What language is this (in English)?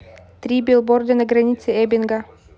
Russian